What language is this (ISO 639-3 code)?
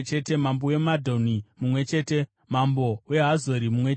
sna